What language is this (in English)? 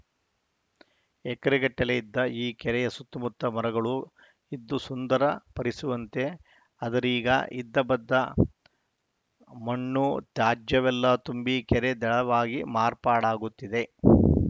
Kannada